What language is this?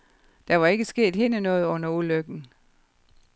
Danish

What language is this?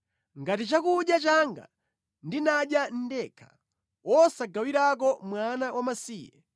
Nyanja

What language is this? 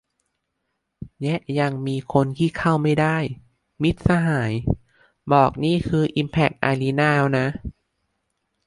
Thai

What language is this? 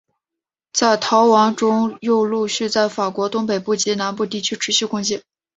Chinese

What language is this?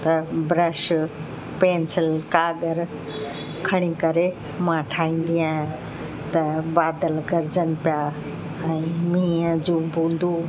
Sindhi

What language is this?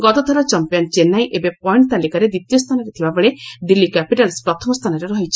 Odia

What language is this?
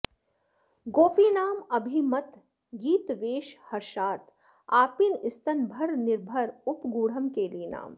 Sanskrit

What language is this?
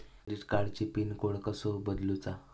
Marathi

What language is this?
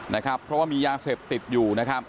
Thai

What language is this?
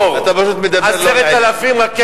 Hebrew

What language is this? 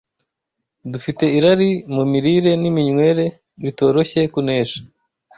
Kinyarwanda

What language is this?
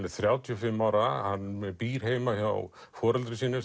Icelandic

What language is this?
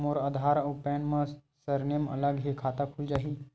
Chhattisgarhi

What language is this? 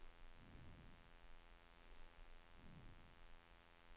Norwegian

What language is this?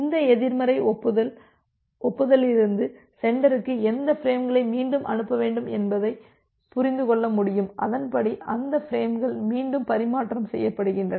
Tamil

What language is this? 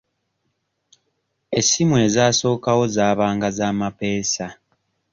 Ganda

